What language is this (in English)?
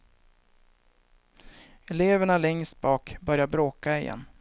Swedish